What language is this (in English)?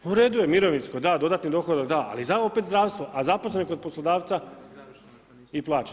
Croatian